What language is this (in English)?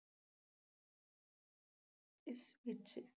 Punjabi